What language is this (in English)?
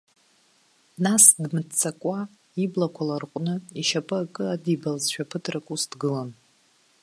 Abkhazian